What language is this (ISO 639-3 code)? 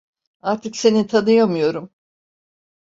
tur